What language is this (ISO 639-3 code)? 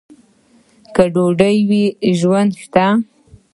pus